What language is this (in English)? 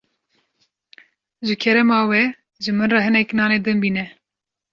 Kurdish